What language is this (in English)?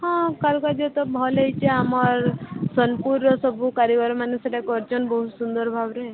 Odia